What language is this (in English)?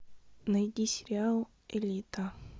Russian